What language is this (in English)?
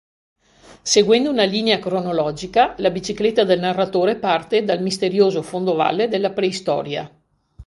Italian